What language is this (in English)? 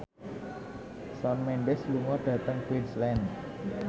Javanese